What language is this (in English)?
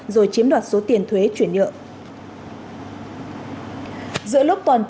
Vietnamese